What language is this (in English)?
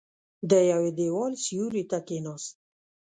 Pashto